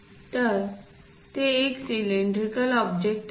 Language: Marathi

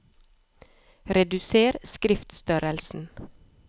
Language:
Norwegian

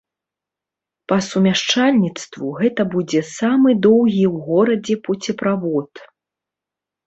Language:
Belarusian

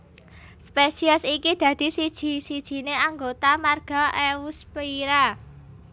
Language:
Javanese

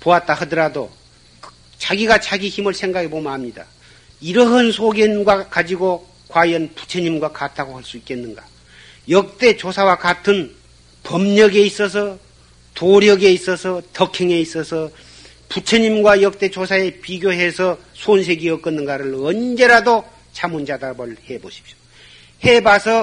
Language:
Korean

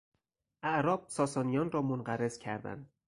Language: Persian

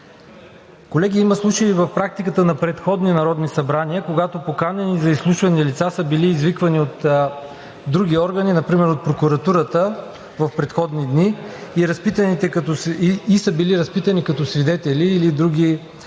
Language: Bulgarian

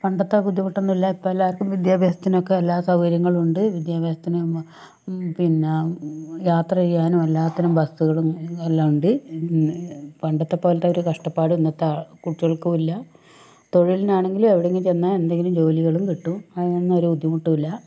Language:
Malayalam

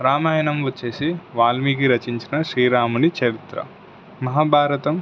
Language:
Telugu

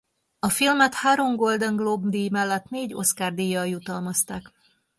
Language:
Hungarian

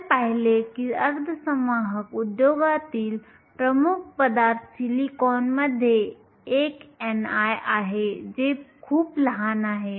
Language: Marathi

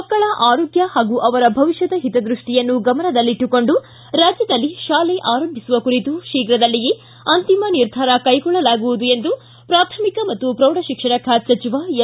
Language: Kannada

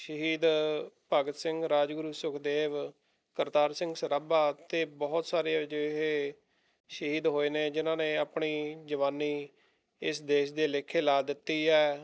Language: Punjabi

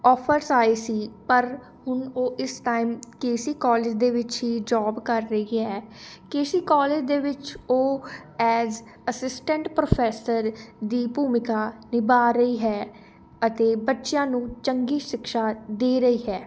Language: Punjabi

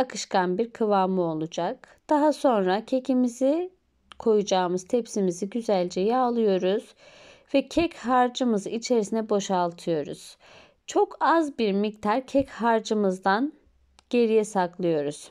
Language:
Turkish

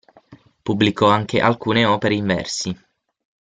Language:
Italian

